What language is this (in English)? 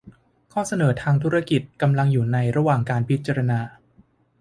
Thai